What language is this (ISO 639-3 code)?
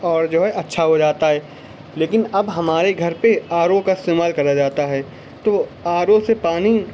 urd